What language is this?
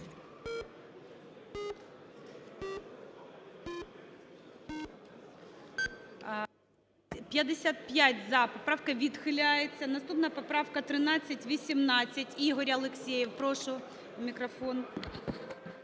Ukrainian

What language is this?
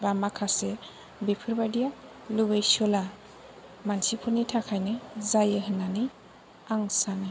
Bodo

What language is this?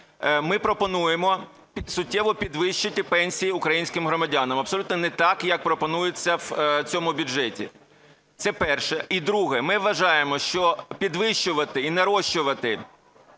Ukrainian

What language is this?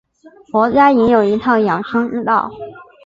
Chinese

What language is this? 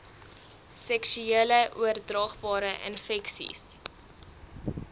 Afrikaans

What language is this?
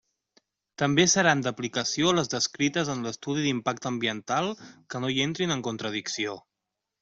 Catalan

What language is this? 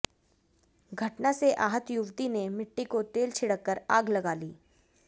Hindi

